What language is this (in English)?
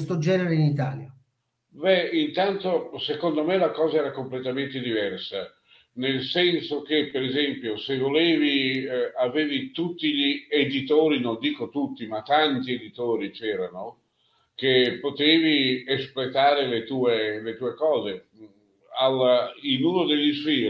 Italian